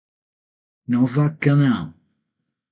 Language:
Portuguese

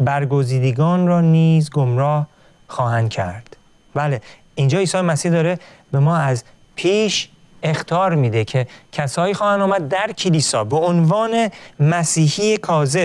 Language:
Persian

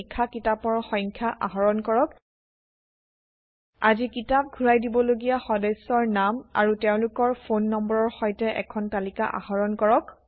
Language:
Assamese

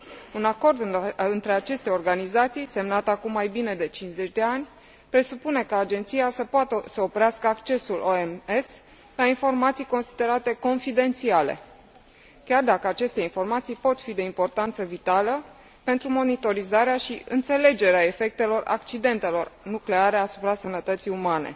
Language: Romanian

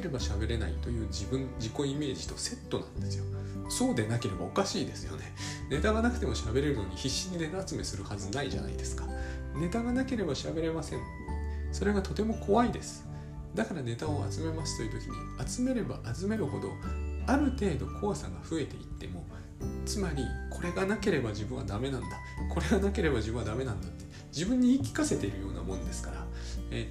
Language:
Japanese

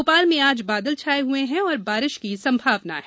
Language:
Hindi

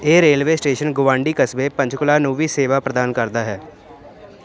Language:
Punjabi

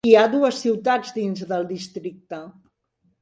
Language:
Catalan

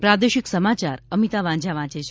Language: Gujarati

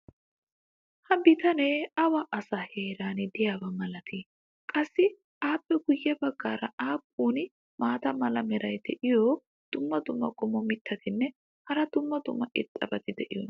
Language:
Wolaytta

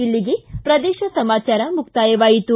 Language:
Kannada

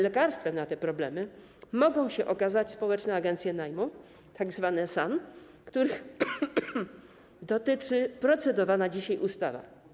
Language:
Polish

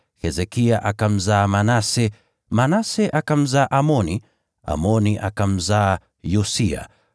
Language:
Swahili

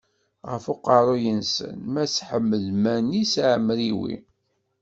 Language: Kabyle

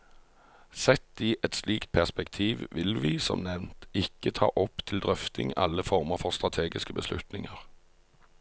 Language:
Norwegian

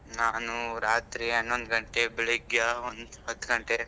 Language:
Kannada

